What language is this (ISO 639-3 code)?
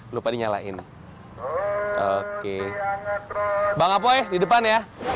ind